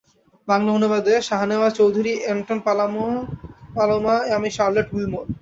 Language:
Bangla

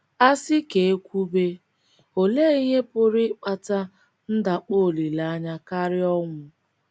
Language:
Igbo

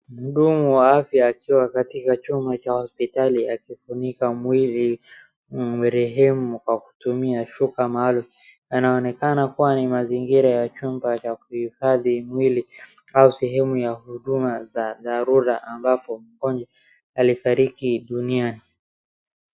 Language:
Swahili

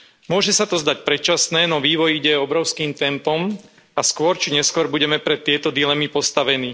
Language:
Slovak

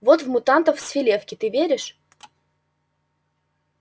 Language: Russian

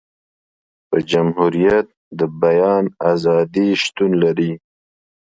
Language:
Pashto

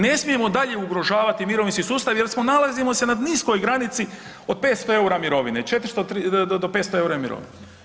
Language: Croatian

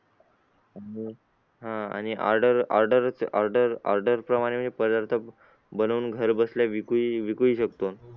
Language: Marathi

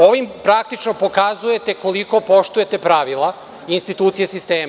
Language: Serbian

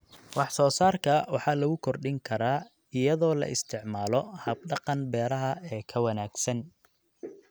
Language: Somali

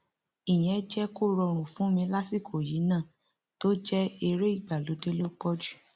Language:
Yoruba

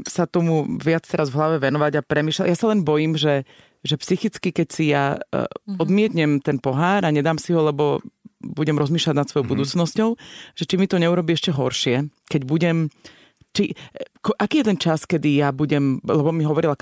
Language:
Slovak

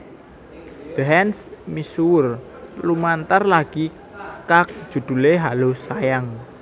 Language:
Javanese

